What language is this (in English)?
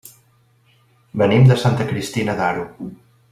Catalan